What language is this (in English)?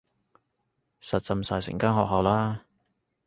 Cantonese